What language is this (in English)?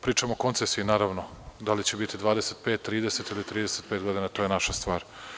Serbian